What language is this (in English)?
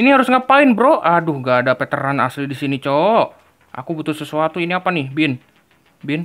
Indonesian